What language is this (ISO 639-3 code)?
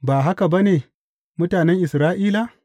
hau